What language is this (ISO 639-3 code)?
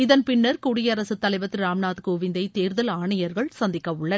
tam